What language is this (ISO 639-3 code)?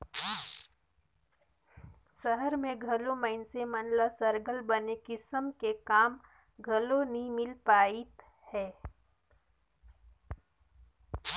hne